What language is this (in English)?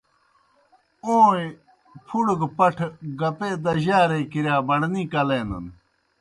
Kohistani Shina